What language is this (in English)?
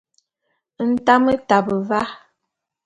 Bulu